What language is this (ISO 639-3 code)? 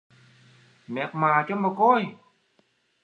vie